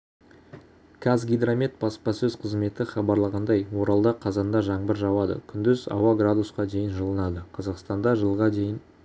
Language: Kazakh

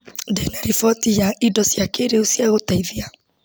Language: Kikuyu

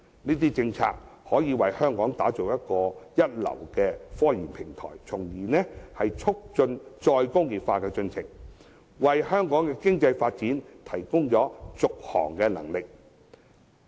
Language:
Cantonese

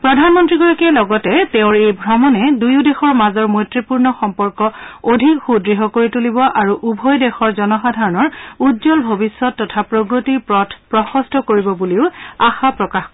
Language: Assamese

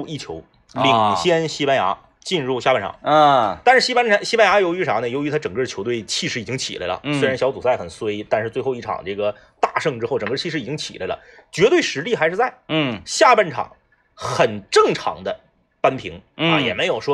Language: Chinese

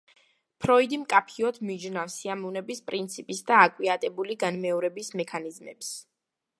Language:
Georgian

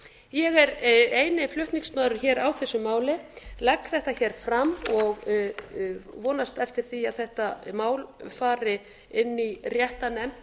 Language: Icelandic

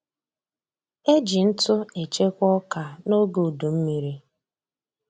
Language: Igbo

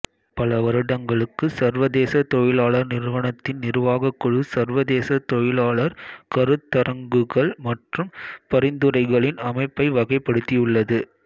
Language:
Tamil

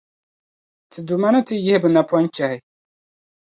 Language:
Dagbani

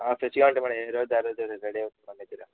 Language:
Telugu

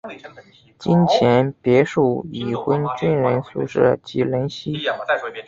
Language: Chinese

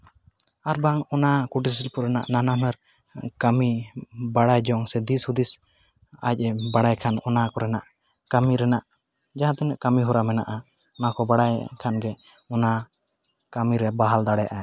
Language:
Santali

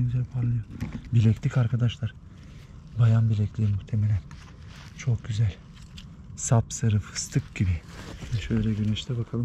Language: Turkish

